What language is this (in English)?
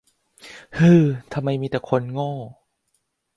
Thai